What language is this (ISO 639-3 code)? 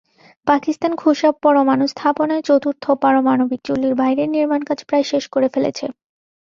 ben